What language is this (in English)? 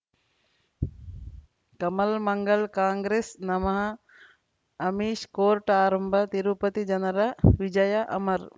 Kannada